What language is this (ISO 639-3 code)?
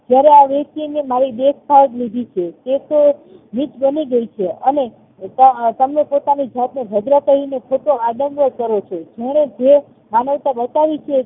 guj